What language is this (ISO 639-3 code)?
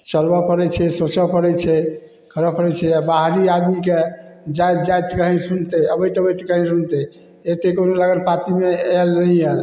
mai